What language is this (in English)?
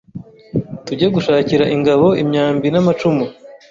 Kinyarwanda